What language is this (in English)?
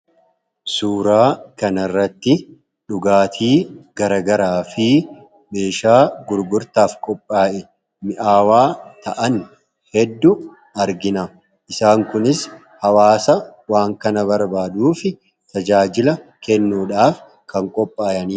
Oromo